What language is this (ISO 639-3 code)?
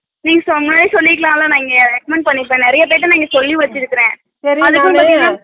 tam